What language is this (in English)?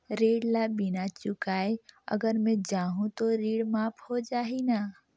Chhattisgarhi